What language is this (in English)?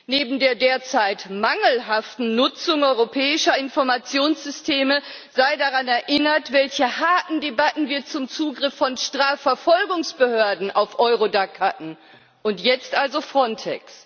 German